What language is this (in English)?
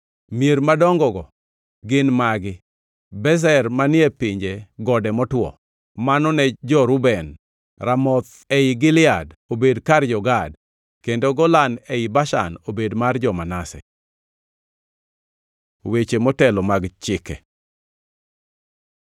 Luo (Kenya and Tanzania)